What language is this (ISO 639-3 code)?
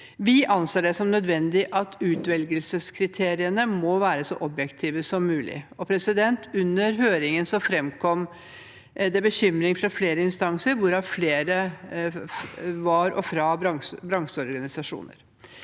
nor